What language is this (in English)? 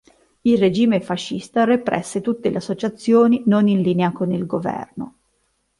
Italian